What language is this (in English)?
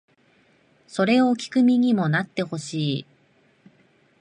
Japanese